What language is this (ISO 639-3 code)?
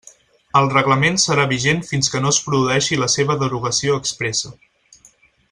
cat